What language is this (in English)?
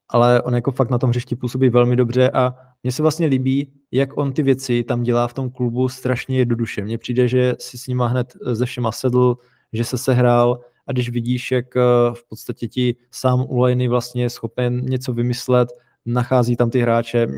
Czech